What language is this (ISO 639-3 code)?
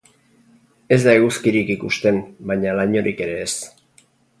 eus